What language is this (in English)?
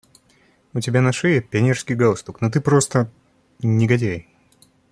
Russian